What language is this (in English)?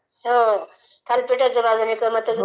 Marathi